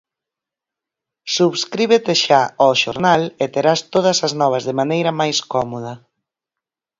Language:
Galician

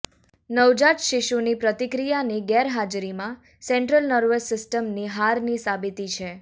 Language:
Gujarati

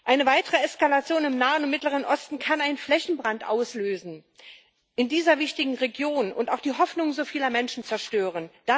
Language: German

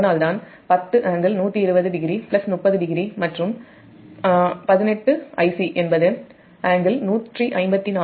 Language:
Tamil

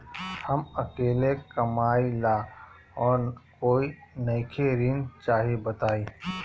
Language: Bhojpuri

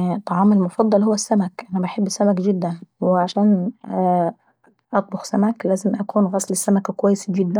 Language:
Saidi Arabic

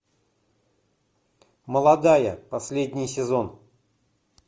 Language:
Russian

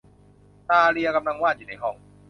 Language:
Thai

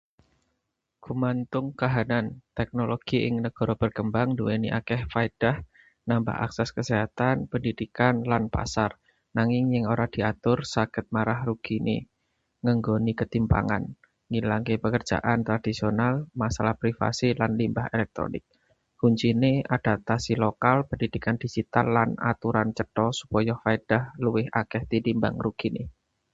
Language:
Javanese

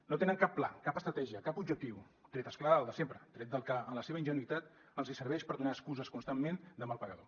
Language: Catalan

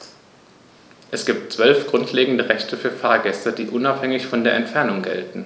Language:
German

